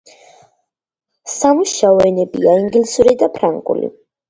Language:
Georgian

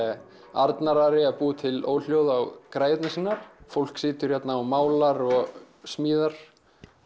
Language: Icelandic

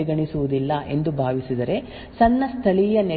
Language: Kannada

